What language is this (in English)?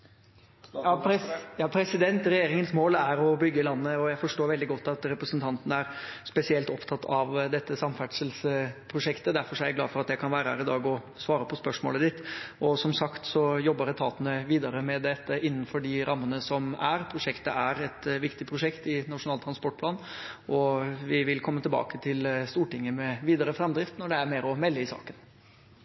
Norwegian Bokmål